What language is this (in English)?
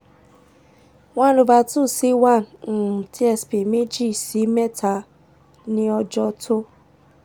Yoruba